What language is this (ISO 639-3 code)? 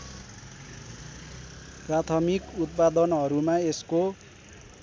nep